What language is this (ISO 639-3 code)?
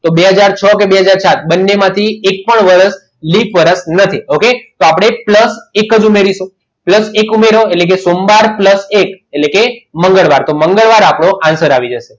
guj